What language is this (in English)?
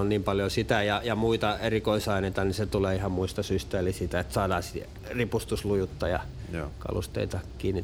Finnish